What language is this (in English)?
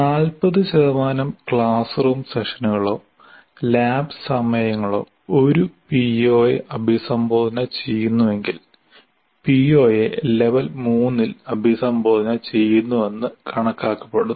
Malayalam